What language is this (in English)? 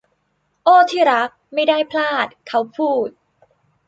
Thai